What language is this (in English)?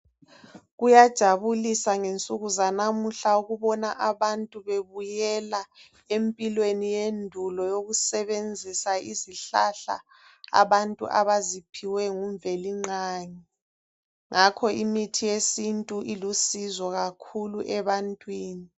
North Ndebele